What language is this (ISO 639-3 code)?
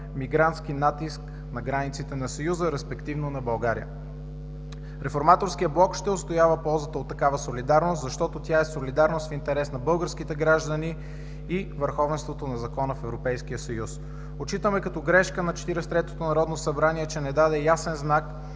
bul